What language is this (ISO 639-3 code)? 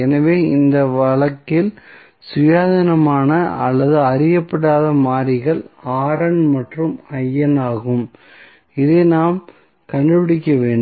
tam